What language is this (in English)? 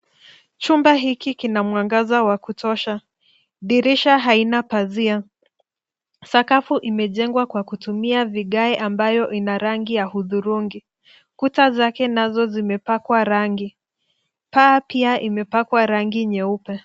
Swahili